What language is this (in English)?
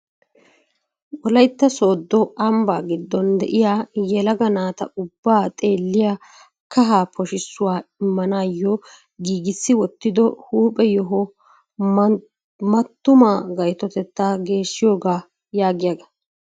Wolaytta